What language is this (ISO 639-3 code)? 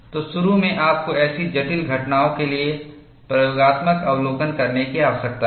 hin